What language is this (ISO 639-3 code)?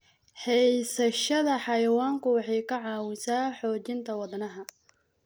som